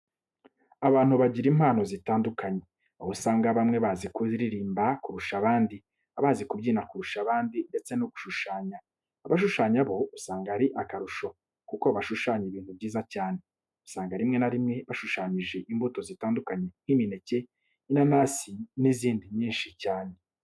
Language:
Kinyarwanda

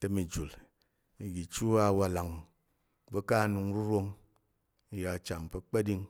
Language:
Tarok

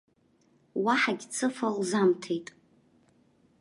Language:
Abkhazian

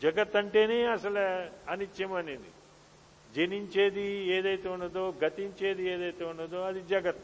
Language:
Telugu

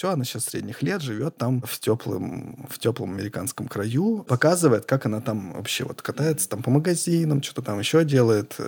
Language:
Russian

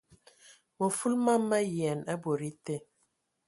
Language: Ewondo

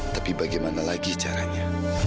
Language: Indonesian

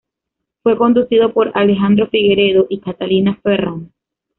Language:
Spanish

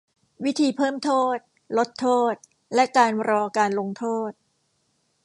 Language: Thai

